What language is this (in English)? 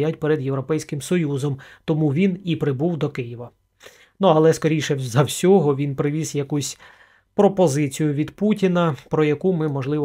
Ukrainian